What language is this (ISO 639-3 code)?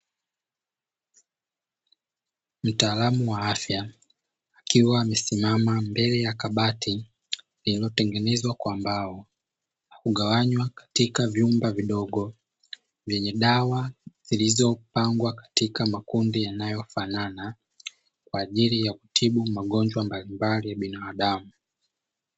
swa